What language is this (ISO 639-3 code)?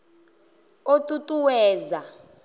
ven